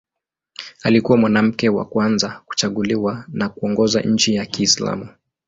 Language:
Swahili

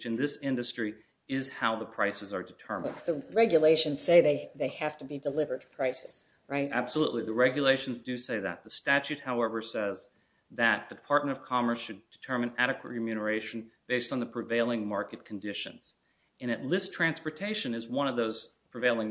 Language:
English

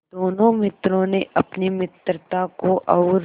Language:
Hindi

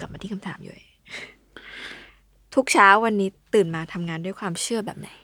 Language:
Thai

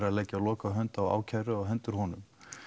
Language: Icelandic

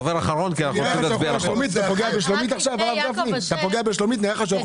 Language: Hebrew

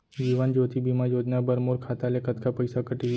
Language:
Chhattisgarhi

